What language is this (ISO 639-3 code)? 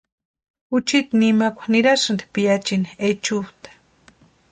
pua